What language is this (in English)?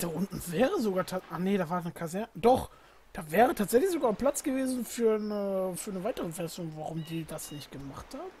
German